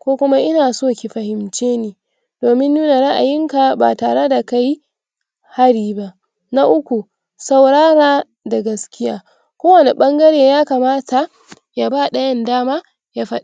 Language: Hausa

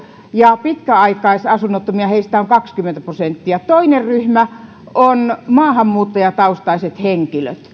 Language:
Finnish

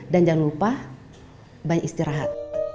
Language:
Indonesian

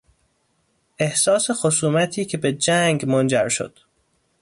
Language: Persian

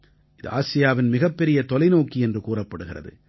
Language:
Tamil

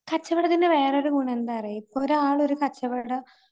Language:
Malayalam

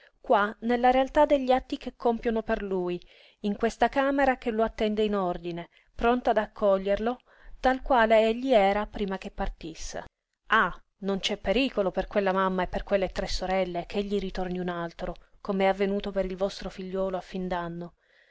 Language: Italian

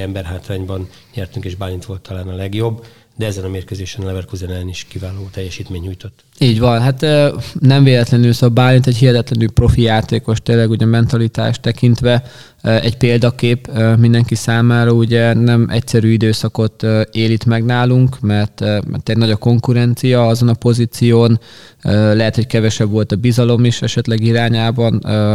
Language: Hungarian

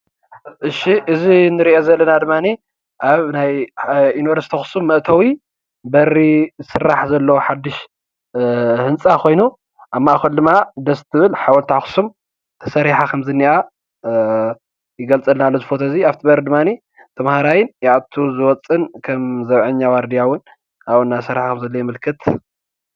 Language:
Tigrinya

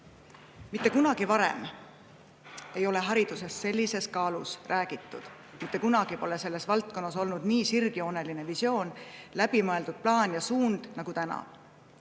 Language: Estonian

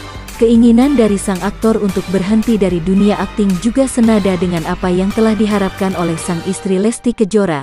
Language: Indonesian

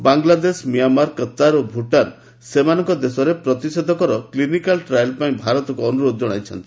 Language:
Odia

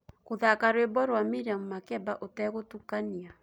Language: Kikuyu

